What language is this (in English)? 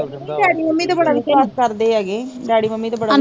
Punjabi